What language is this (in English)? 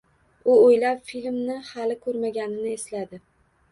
Uzbek